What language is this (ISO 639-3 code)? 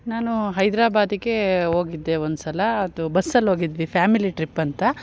kan